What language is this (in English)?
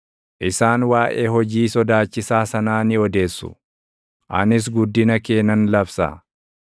Oromo